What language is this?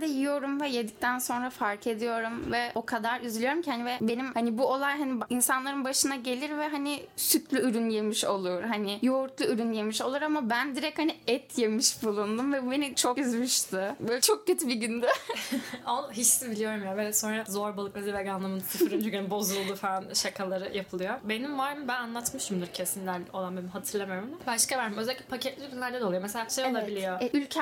Turkish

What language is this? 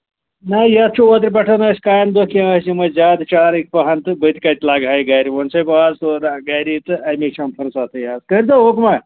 Kashmiri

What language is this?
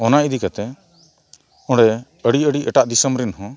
Santali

